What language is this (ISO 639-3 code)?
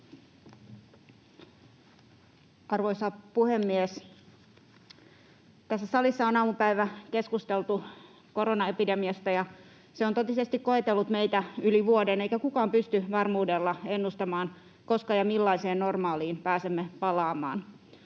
fin